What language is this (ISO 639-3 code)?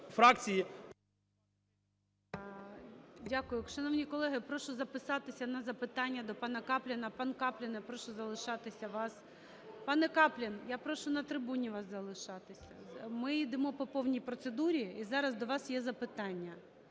ukr